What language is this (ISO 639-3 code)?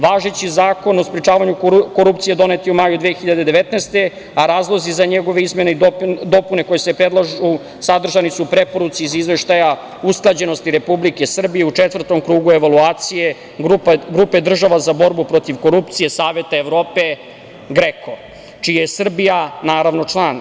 srp